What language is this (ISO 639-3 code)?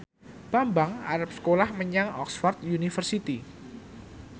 jav